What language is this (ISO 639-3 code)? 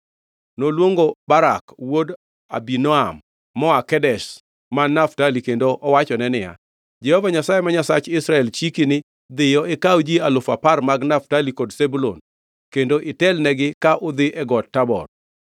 luo